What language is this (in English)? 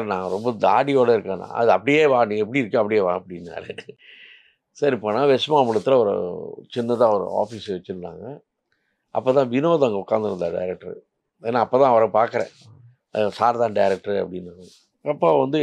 Tamil